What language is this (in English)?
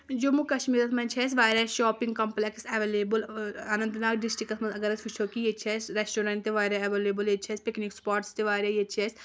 Kashmiri